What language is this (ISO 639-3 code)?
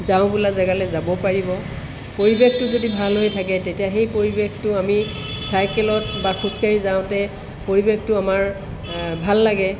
asm